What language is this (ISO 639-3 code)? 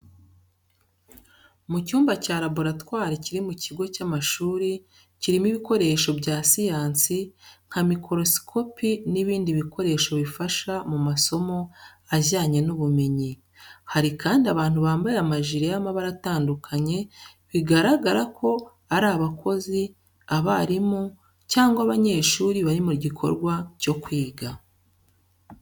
kin